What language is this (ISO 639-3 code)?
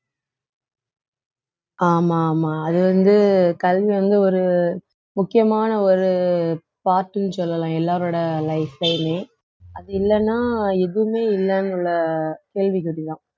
tam